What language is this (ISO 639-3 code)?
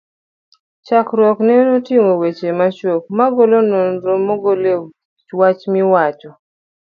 luo